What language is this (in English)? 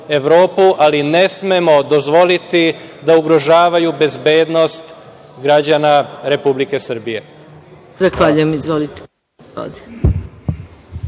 Serbian